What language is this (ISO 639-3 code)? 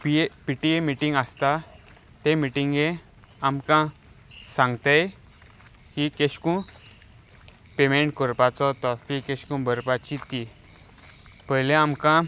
kok